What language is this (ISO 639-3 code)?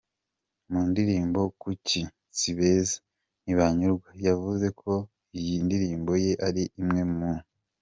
kin